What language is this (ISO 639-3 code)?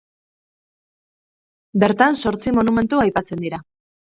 eus